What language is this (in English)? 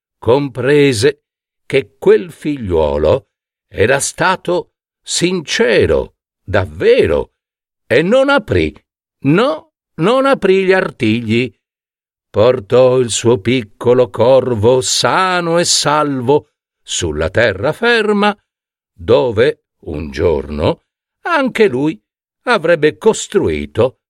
Italian